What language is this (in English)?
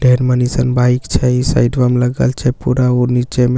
Maithili